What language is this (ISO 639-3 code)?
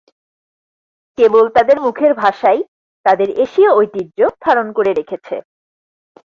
ben